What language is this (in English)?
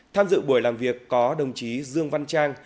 Vietnamese